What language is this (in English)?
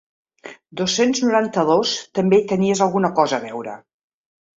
Catalan